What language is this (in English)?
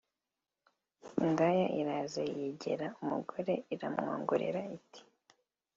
Kinyarwanda